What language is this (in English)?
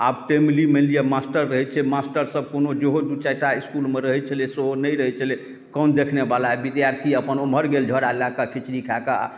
Maithili